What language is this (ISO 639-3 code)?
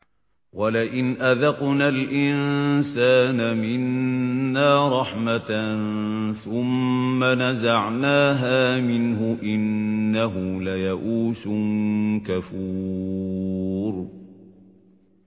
ara